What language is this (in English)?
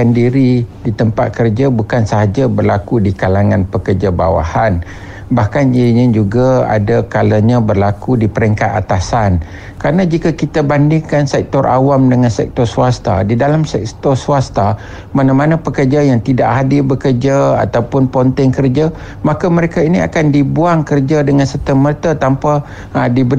Malay